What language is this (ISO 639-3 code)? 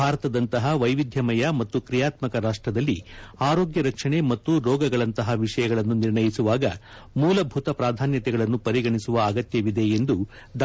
kan